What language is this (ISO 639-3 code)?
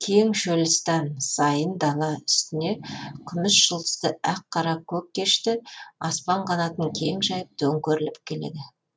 kaz